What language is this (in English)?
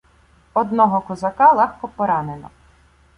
Ukrainian